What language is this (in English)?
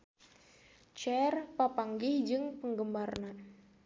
Sundanese